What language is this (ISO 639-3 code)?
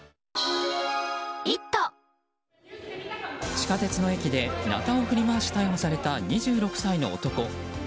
jpn